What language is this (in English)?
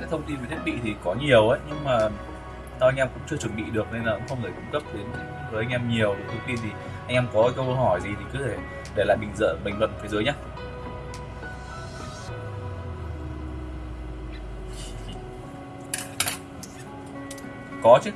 Vietnamese